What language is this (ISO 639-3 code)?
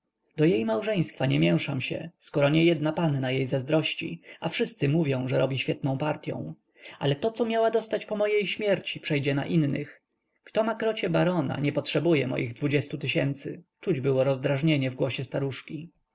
pol